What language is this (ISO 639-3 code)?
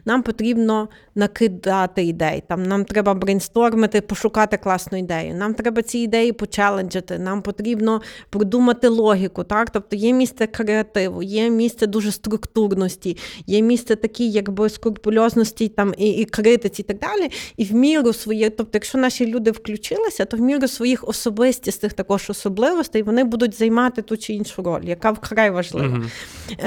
ukr